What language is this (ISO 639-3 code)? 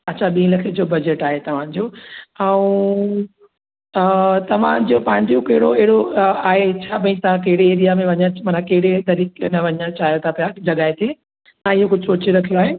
snd